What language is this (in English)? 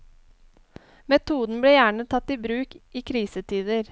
Norwegian